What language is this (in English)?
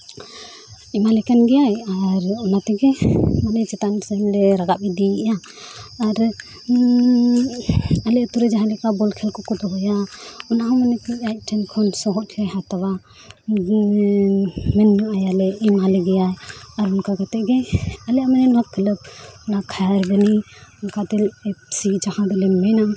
Santali